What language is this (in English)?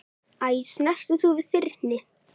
Icelandic